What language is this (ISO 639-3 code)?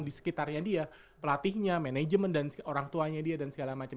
ind